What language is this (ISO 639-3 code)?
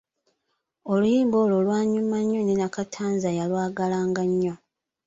lug